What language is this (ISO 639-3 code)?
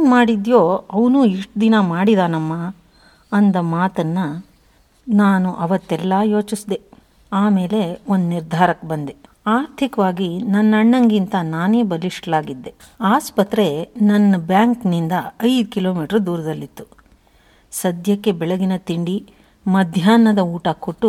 kan